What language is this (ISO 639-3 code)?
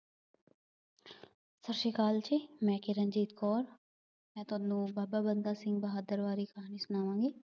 pan